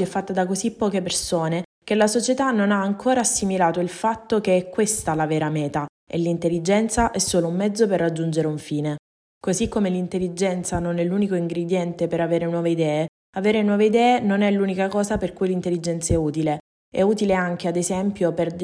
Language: Italian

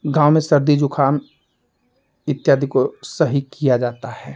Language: Hindi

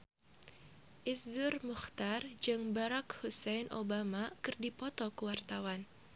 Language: Sundanese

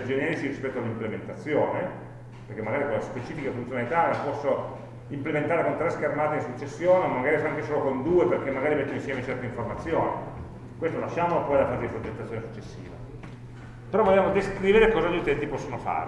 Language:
Italian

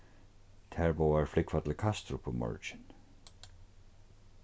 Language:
Faroese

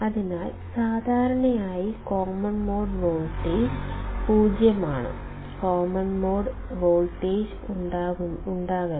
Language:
Malayalam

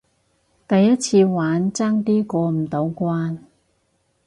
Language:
Cantonese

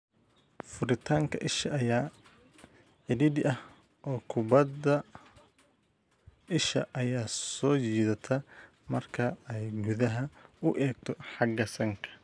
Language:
Somali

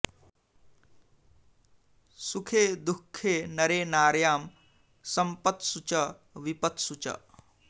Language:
Sanskrit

